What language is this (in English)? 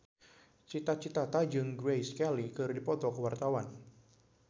Sundanese